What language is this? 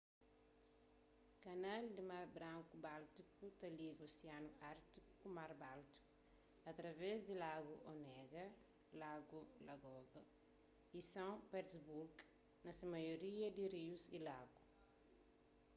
Kabuverdianu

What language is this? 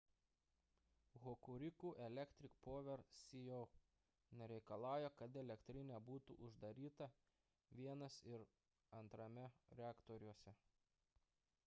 Lithuanian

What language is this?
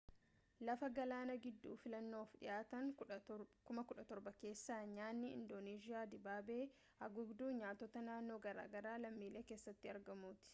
Oromo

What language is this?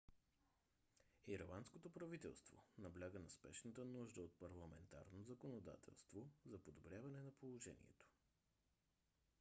Bulgarian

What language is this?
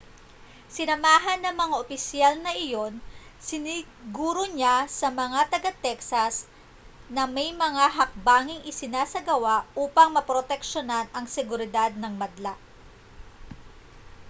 Filipino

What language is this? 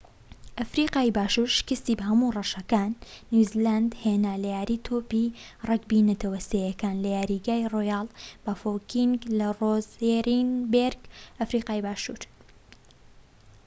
Central Kurdish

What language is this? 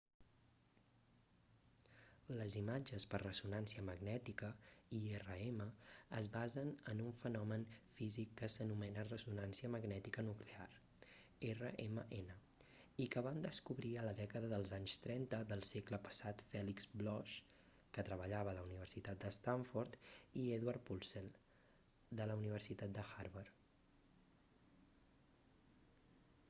Catalan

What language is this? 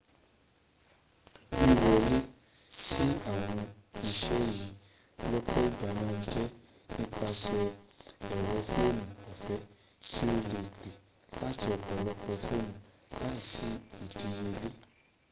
Yoruba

